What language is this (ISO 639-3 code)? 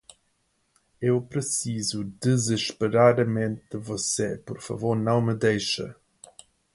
por